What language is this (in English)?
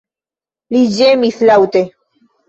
Esperanto